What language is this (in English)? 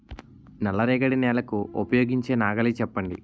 Telugu